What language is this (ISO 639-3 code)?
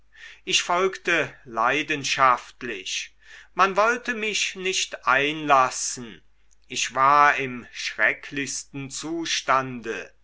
deu